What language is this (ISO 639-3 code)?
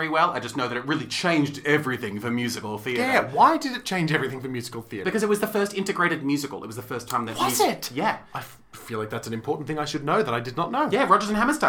eng